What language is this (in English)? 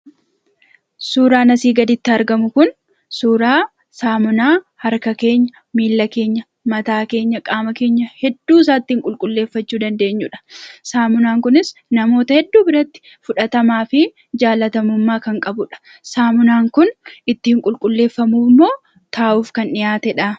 Oromo